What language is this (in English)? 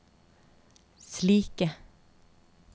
Norwegian